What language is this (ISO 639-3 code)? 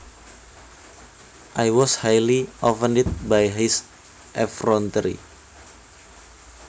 jav